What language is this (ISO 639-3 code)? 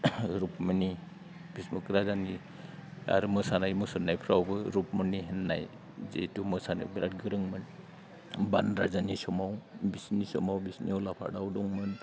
brx